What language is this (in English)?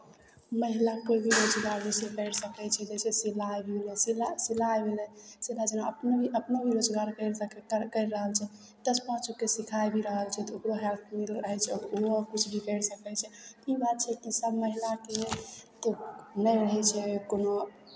Maithili